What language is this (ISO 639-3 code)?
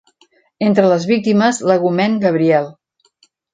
cat